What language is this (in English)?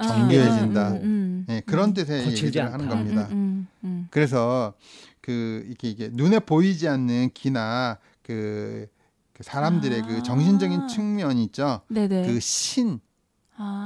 Korean